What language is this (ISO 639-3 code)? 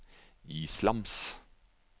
nor